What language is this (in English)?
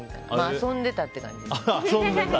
Japanese